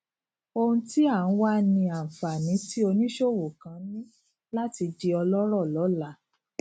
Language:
Yoruba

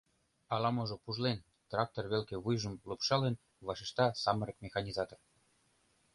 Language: Mari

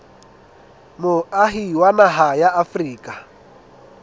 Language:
Southern Sotho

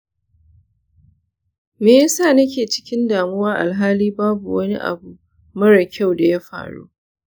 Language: Hausa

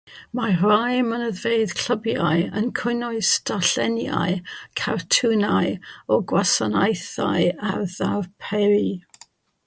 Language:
Welsh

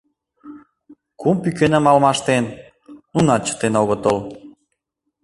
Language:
Mari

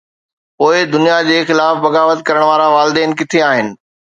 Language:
Sindhi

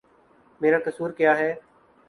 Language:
Urdu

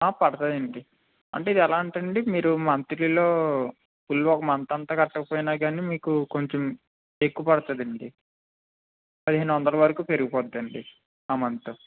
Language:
Telugu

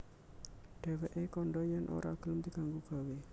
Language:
Javanese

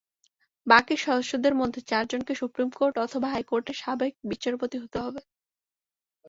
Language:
Bangla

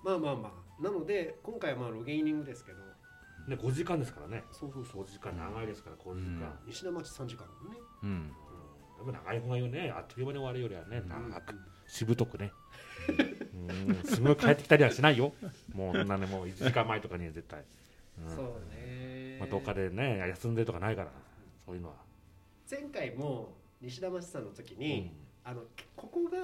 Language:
Japanese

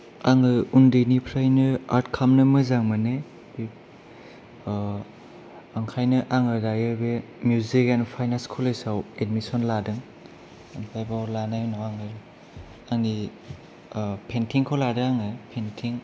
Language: Bodo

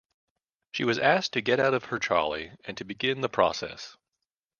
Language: English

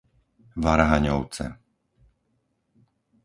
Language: Slovak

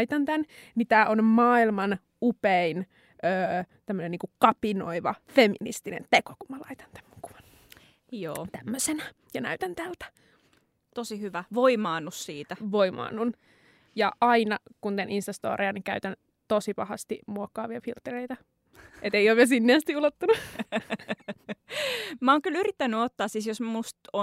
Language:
Finnish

